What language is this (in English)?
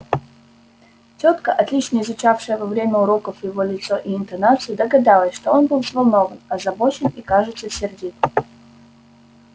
Russian